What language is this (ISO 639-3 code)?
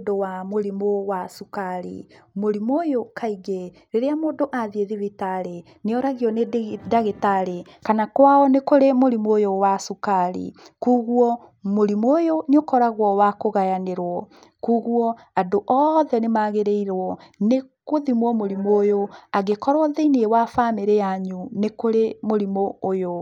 kik